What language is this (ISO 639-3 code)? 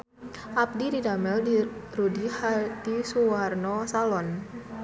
sun